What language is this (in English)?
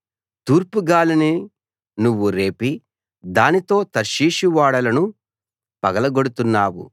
Telugu